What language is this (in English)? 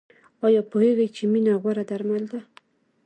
Pashto